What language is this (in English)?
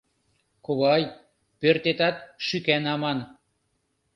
Mari